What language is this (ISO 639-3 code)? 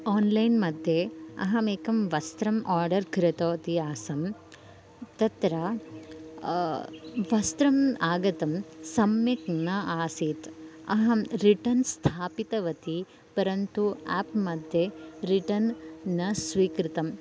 san